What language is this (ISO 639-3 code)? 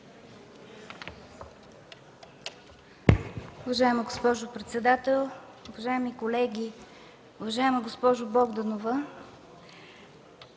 bul